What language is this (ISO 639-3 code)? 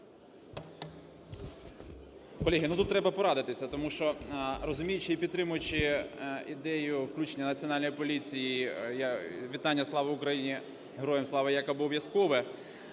ukr